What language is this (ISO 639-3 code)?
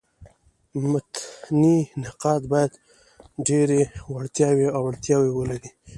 pus